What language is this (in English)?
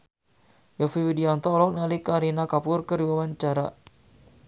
Sundanese